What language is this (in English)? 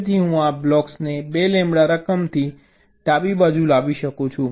Gujarati